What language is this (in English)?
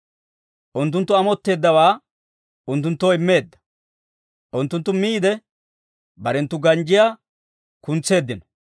Dawro